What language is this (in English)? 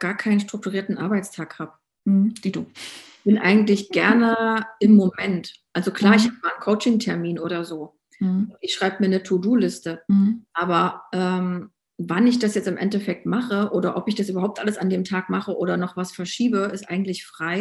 German